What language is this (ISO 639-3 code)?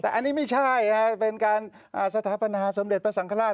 tha